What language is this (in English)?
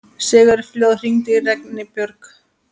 Icelandic